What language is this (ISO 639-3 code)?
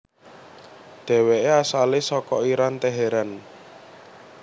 jav